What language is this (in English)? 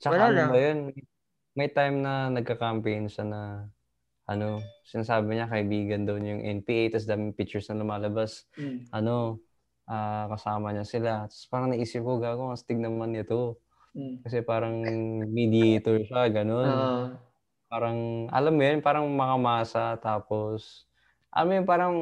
Filipino